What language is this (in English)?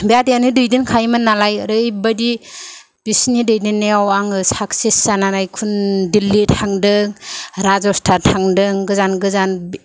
Bodo